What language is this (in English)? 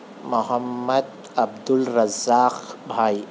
Urdu